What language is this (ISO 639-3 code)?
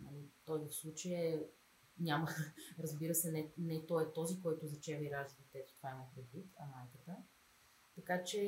bul